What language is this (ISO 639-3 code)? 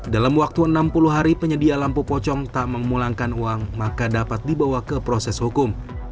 ind